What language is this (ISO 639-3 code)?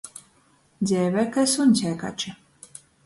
ltg